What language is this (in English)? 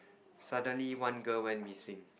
English